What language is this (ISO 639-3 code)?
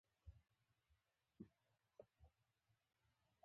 pus